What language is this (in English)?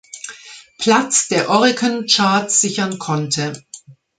German